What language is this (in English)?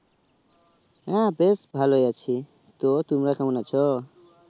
Bangla